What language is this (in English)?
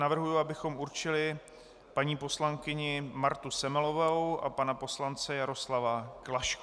Czech